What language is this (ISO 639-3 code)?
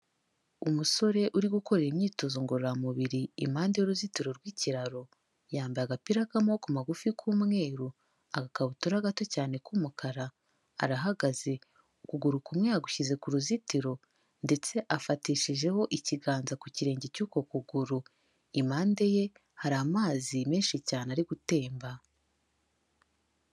kin